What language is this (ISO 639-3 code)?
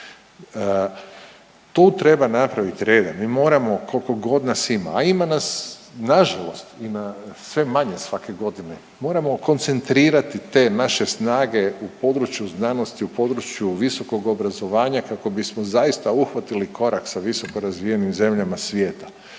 hrv